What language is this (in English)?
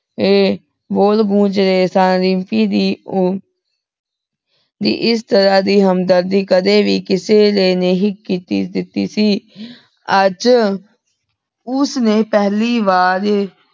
Punjabi